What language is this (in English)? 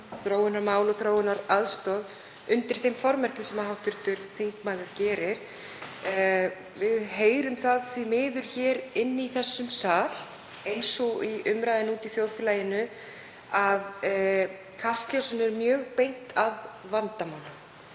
Icelandic